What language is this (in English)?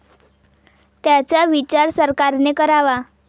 Marathi